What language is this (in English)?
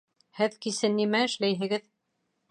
Bashkir